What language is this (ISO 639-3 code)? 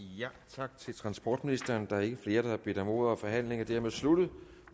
dan